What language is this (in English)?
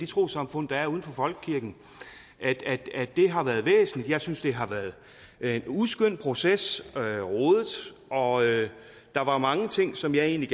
Danish